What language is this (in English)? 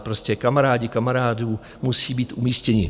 Czech